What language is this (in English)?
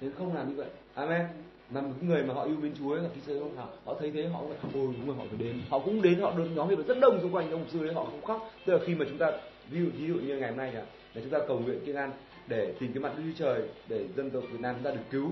Vietnamese